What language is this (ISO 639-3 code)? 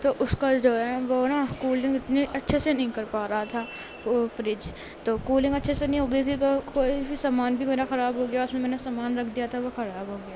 urd